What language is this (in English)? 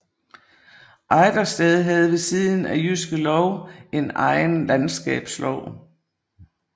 Danish